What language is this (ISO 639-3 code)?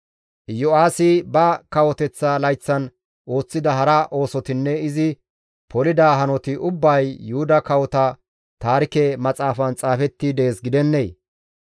gmv